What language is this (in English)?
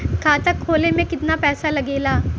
Bhojpuri